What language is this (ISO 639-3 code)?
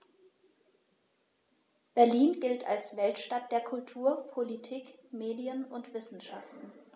deu